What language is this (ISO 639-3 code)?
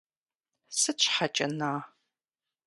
kbd